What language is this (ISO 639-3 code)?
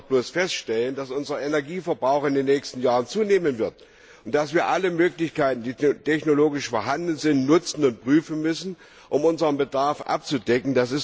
deu